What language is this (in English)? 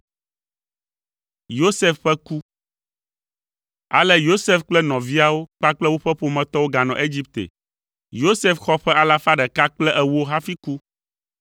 Ewe